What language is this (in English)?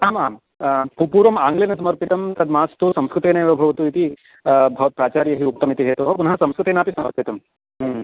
Sanskrit